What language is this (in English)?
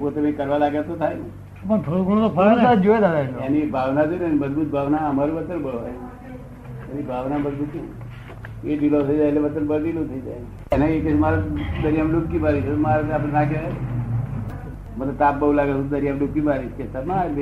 Gujarati